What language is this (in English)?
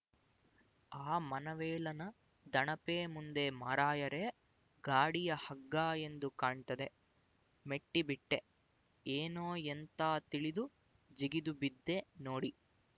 Kannada